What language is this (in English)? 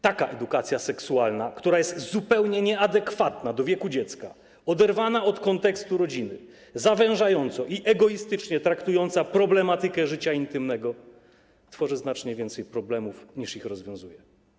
Polish